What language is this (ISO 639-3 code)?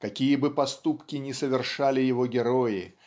rus